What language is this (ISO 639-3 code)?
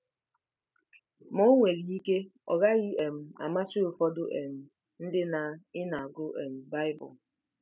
ibo